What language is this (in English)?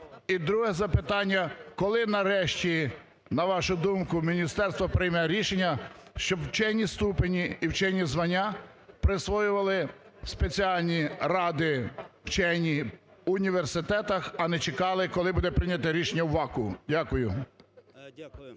Ukrainian